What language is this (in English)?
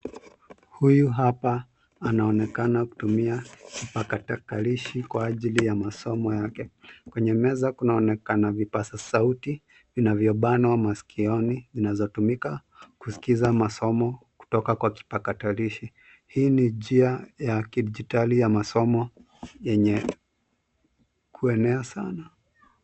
Swahili